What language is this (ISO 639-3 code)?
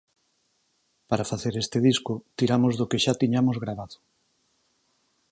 glg